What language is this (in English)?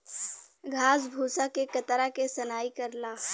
Bhojpuri